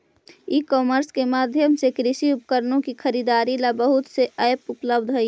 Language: Magahi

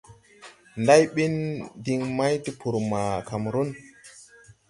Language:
Tupuri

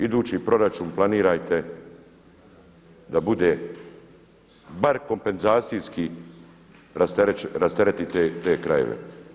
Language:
Croatian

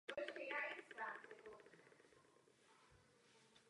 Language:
Czech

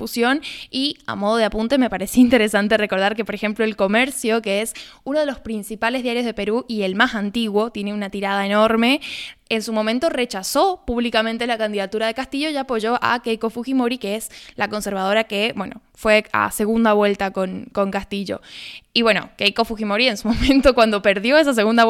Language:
Spanish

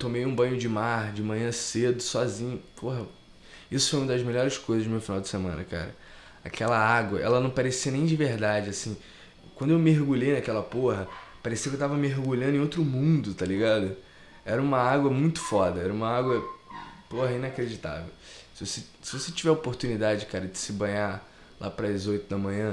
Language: Portuguese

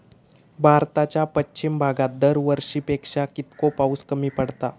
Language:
Marathi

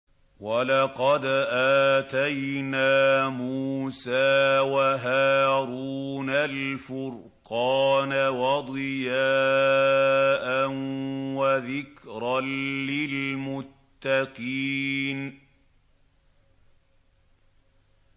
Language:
Arabic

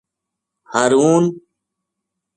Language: Gujari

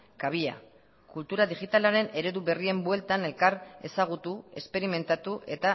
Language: Basque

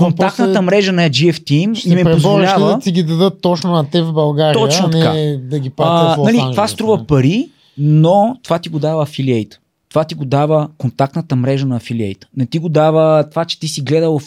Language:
Bulgarian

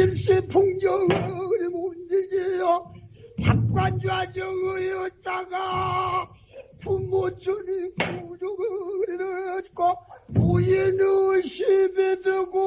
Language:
Korean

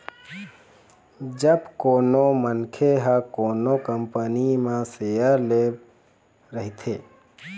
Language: Chhattisgarhi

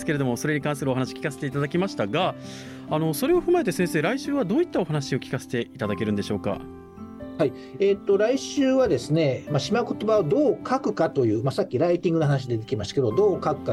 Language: Japanese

